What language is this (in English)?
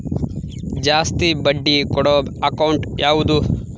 Kannada